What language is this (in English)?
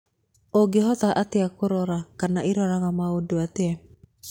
Kikuyu